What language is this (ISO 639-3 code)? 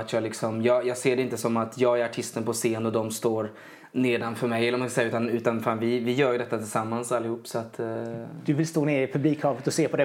swe